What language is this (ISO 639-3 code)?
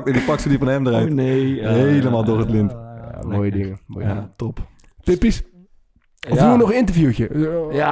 nld